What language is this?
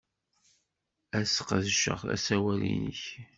Kabyle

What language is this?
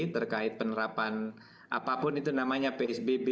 Indonesian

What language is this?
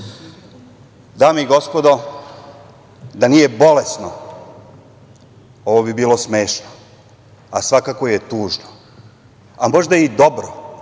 Serbian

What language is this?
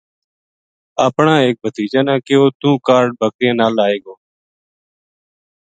Gujari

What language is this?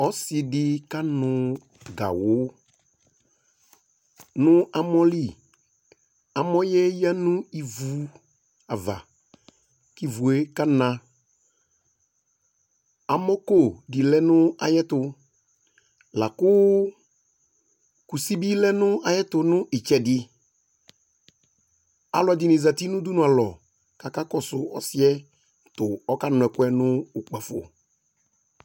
Ikposo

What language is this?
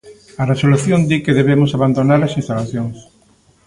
Galician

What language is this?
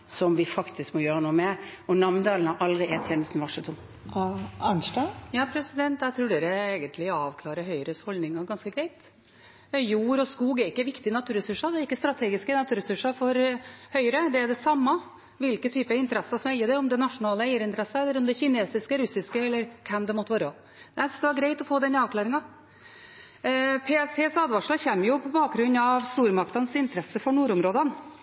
Norwegian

